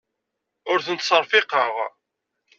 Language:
Kabyle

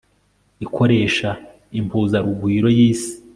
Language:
Kinyarwanda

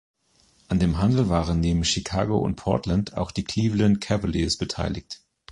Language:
German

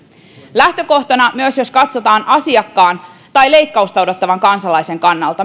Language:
Finnish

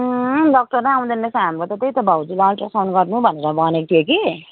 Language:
Nepali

